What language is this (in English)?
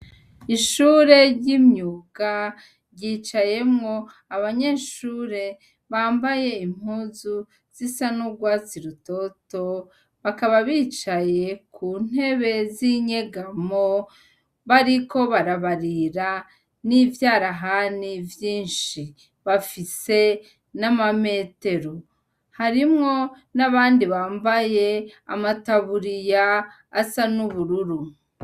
Rundi